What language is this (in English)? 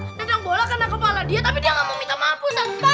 Indonesian